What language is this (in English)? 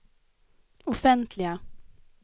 Swedish